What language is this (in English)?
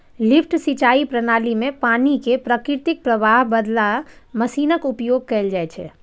Maithili